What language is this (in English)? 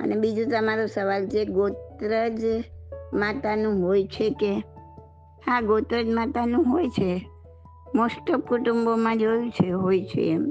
Gujarati